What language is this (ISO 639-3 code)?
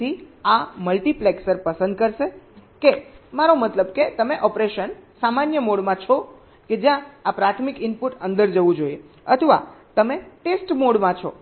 guj